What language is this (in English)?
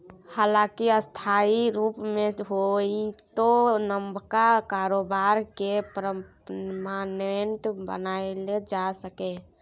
Maithili